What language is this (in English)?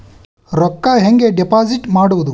Kannada